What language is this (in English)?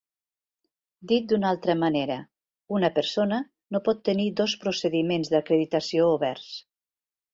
Catalan